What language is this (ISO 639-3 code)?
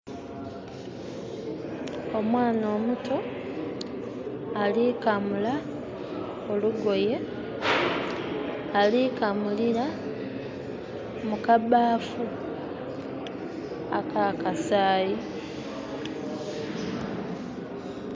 xog